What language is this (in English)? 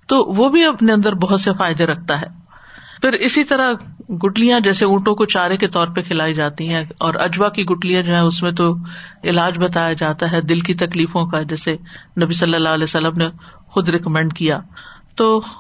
Urdu